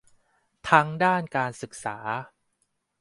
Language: Thai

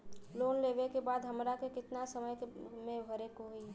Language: Bhojpuri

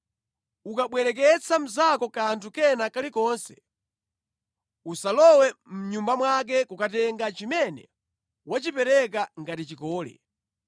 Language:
Nyanja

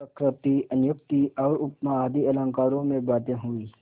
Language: Hindi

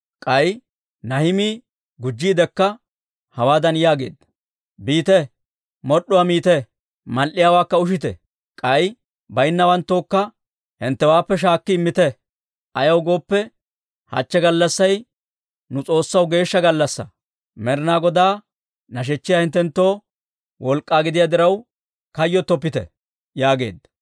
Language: Dawro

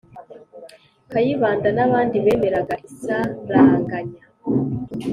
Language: Kinyarwanda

